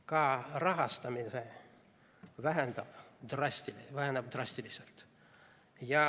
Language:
Estonian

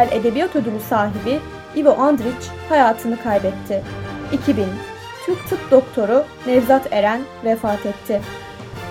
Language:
Turkish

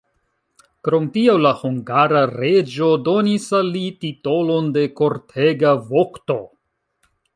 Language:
Esperanto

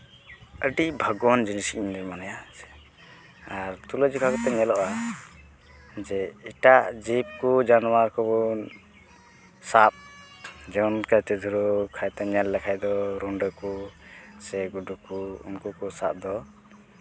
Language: Santali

